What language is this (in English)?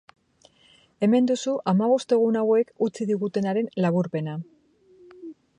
Basque